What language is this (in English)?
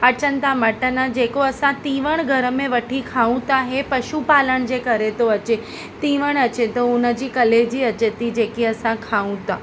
Sindhi